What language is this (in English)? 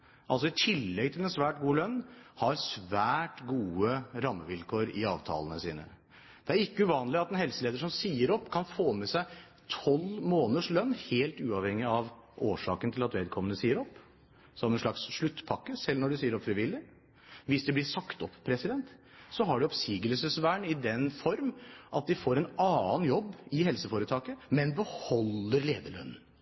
Norwegian Bokmål